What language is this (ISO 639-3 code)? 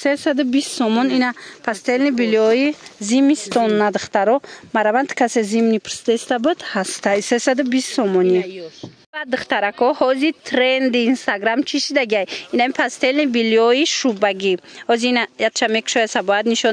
fas